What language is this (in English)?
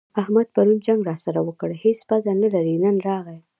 Pashto